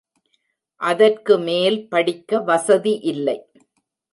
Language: Tamil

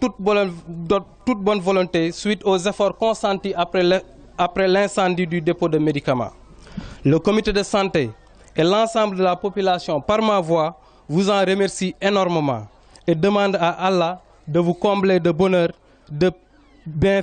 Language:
Arabic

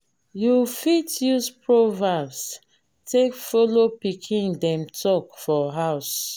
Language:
Nigerian Pidgin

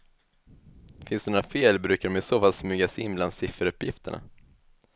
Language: Swedish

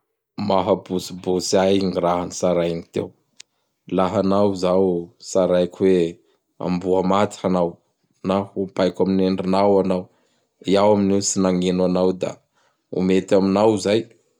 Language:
Bara Malagasy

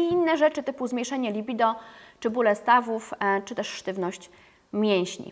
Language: Polish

